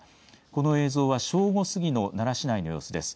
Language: Japanese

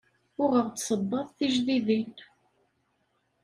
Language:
Kabyle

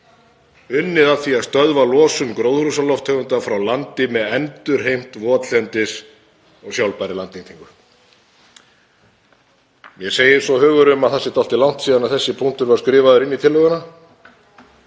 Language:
Icelandic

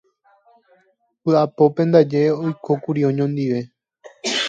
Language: Guarani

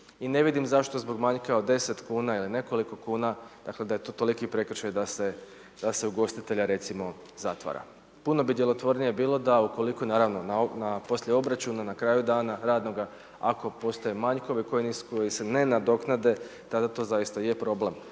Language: Croatian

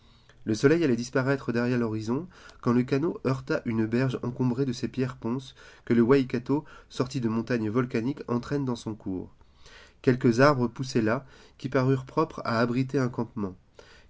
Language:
French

